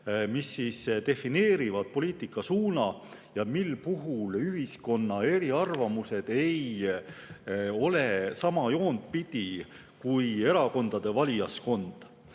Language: Estonian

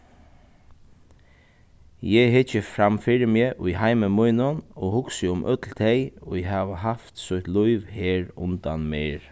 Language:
Faroese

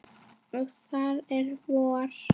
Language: Icelandic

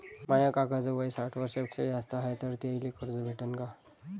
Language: Marathi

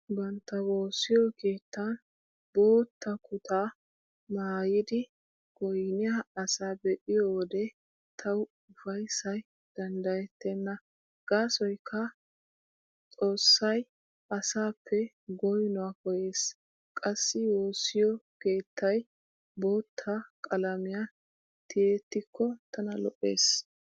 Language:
Wolaytta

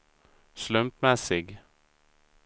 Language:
Swedish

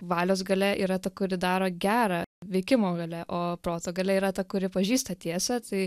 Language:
Lithuanian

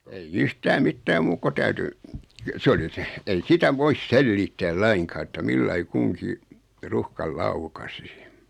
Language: Finnish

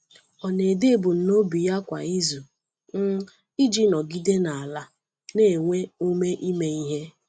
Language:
Igbo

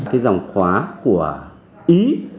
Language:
Vietnamese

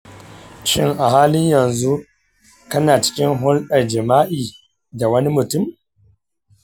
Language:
Hausa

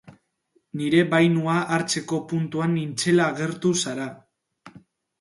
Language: Basque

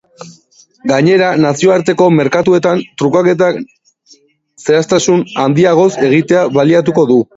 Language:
Basque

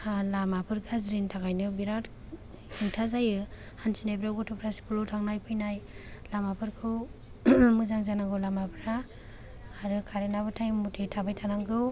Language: Bodo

